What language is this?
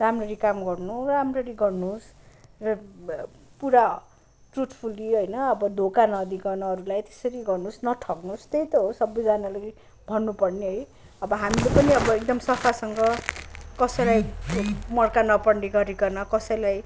Nepali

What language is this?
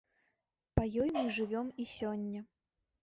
Belarusian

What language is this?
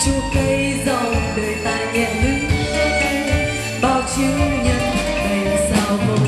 Vietnamese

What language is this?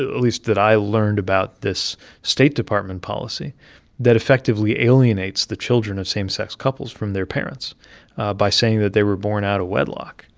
English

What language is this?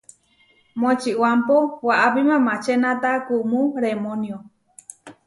Huarijio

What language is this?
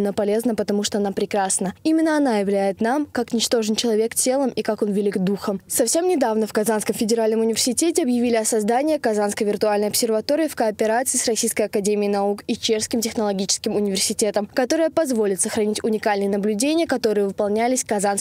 Russian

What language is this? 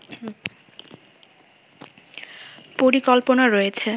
Bangla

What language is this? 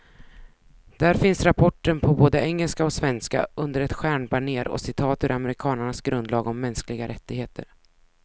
Swedish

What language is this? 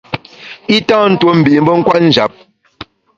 Bamun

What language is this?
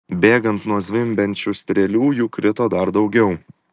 Lithuanian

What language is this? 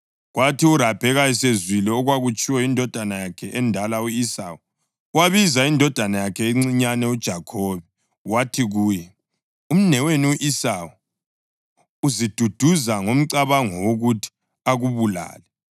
North Ndebele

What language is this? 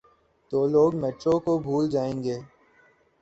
Urdu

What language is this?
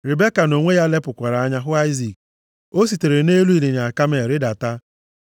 Igbo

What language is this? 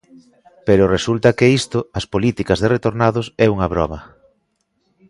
Galician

